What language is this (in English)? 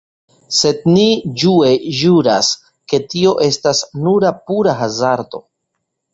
Esperanto